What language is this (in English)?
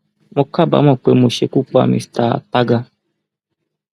Yoruba